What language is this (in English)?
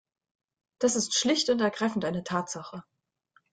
German